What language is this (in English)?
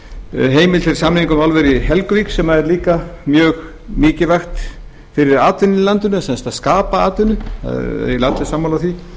Icelandic